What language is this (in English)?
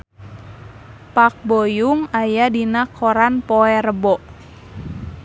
Sundanese